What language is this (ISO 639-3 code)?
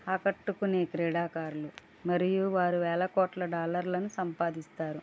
tel